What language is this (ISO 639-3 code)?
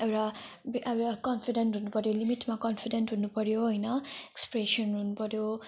nep